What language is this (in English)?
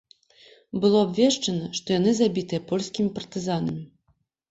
Belarusian